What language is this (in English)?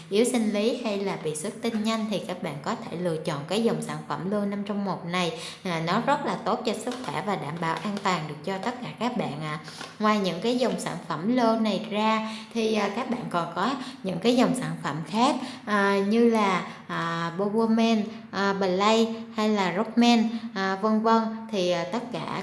Vietnamese